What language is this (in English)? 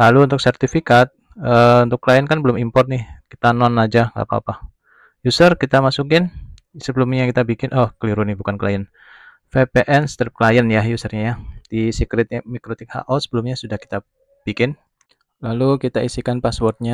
Indonesian